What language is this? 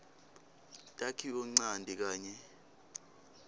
Swati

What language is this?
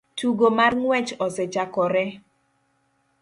Luo (Kenya and Tanzania)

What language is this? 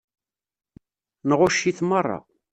Kabyle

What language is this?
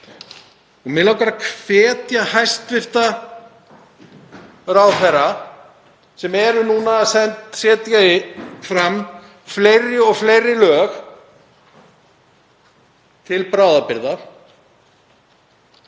Icelandic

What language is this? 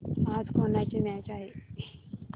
Marathi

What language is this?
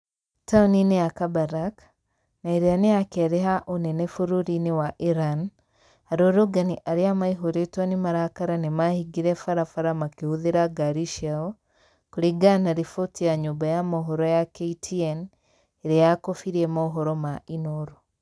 Kikuyu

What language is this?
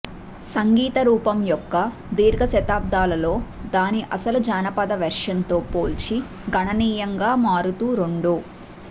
Telugu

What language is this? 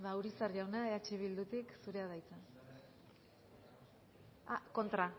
Basque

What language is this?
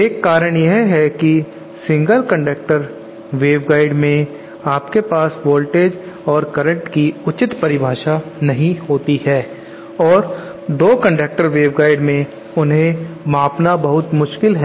Hindi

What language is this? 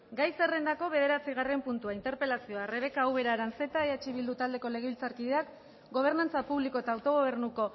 Basque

